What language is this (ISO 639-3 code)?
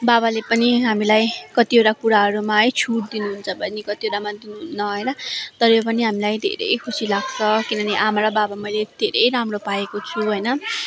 nep